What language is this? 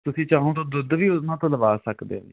Punjabi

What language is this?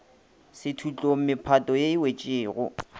Northern Sotho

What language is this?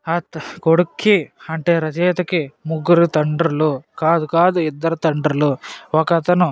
Telugu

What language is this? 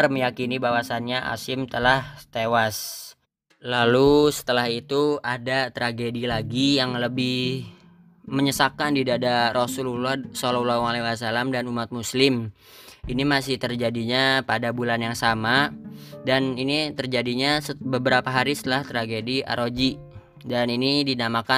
Indonesian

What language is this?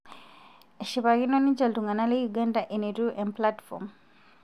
Masai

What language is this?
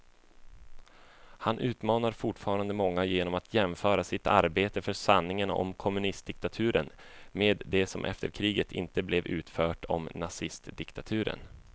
Swedish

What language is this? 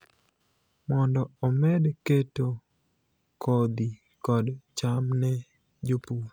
Luo (Kenya and Tanzania)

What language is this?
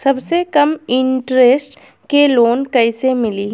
Bhojpuri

